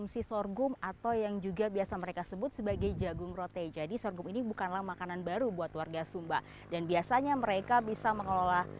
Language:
Indonesian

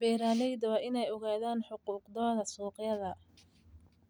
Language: Somali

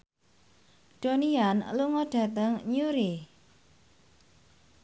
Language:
Javanese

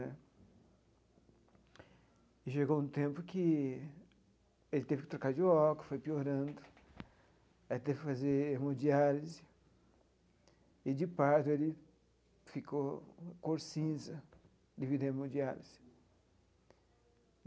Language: Portuguese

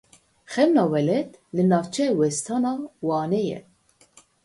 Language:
Kurdish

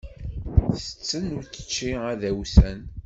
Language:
Kabyle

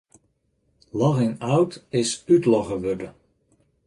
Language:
Western Frisian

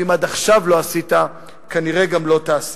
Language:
Hebrew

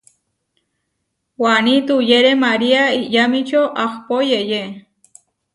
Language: Huarijio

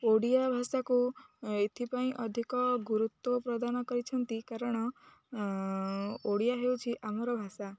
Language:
Odia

